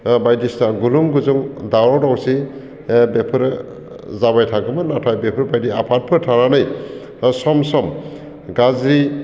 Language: Bodo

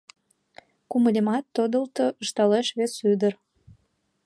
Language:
Mari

